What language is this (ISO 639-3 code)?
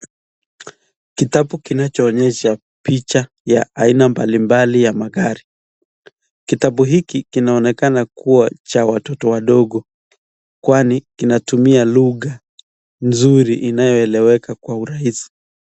swa